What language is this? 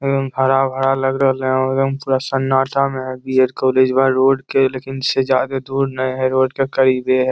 Magahi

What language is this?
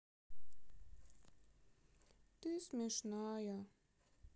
Russian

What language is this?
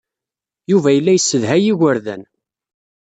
Kabyle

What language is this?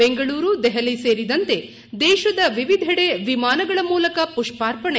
Kannada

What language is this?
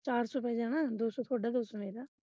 Punjabi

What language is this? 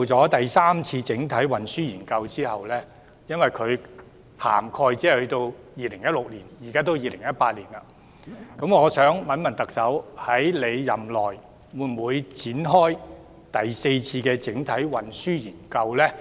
Cantonese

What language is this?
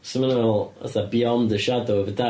Welsh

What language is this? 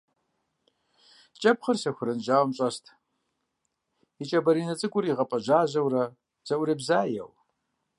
Kabardian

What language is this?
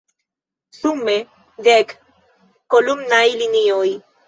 Esperanto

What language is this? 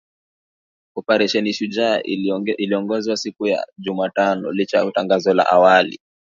Swahili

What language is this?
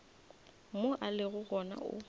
Northern Sotho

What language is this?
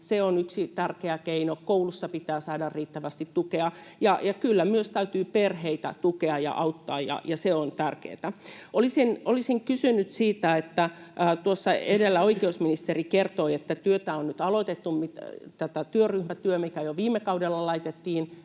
Finnish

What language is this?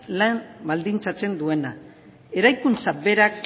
Basque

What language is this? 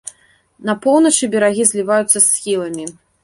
Belarusian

